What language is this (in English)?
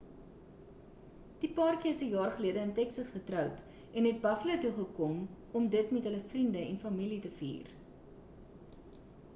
Afrikaans